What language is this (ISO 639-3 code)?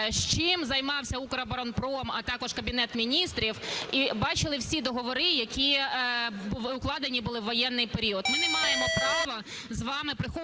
ukr